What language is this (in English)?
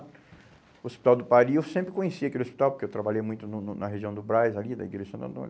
Portuguese